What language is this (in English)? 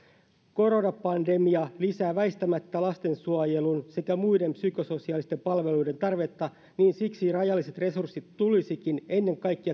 Finnish